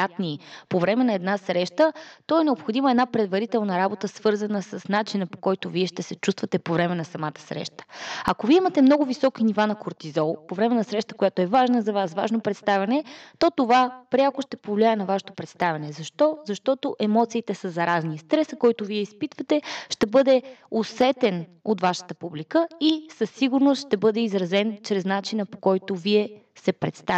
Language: Bulgarian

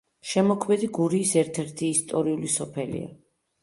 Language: Georgian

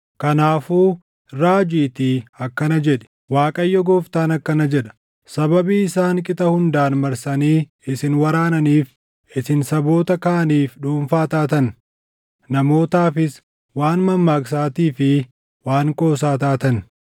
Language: Oromo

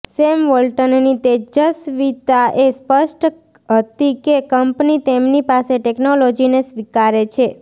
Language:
Gujarati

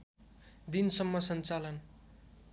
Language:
Nepali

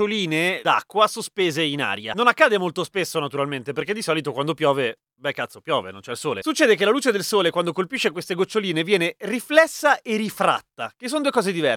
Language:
Italian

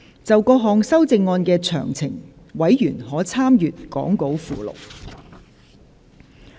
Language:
Cantonese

